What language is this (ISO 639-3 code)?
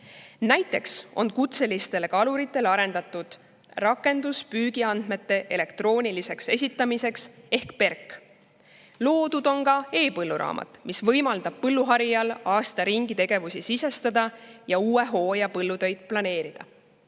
est